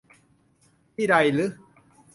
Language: Thai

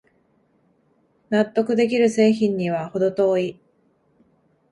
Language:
Japanese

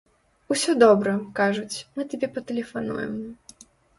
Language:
Belarusian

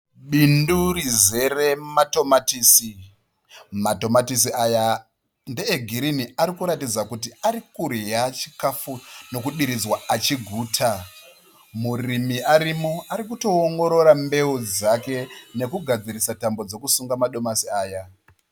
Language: Shona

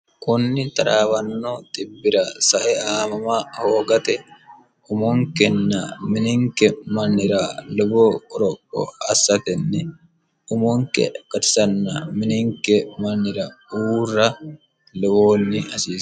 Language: Sidamo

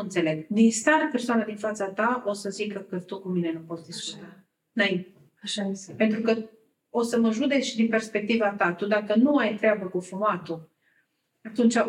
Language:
Romanian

